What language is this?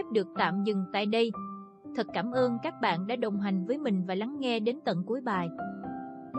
Vietnamese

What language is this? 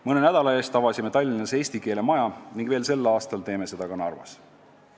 Estonian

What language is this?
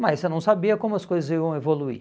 Portuguese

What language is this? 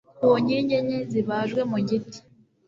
Kinyarwanda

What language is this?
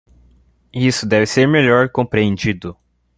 Portuguese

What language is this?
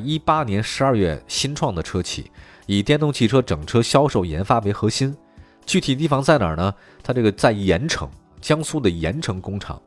Chinese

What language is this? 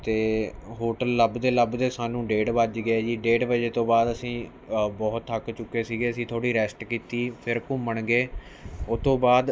Punjabi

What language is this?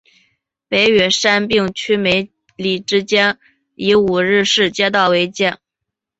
Chinese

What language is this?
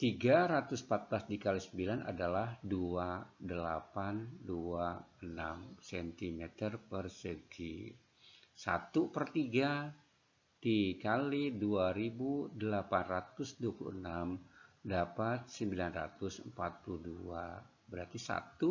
Indonesian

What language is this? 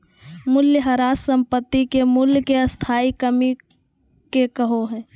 Magahi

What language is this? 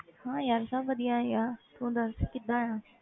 Punjabi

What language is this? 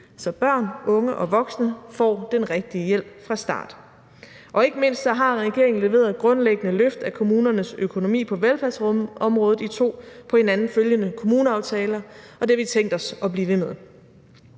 Danish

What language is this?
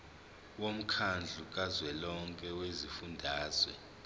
Zulu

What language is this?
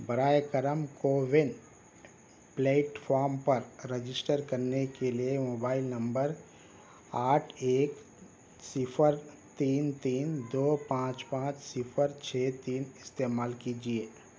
Urdu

